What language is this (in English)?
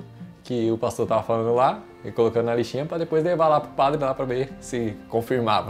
Portuguese